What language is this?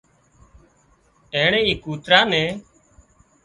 Wadiyara Koli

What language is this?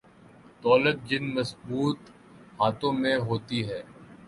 Urdu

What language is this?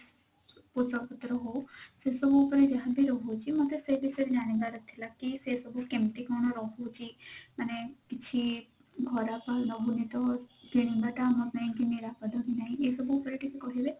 Odia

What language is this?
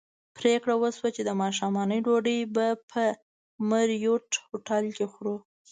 Pashto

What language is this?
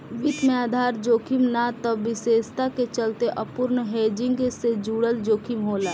Bhojpuri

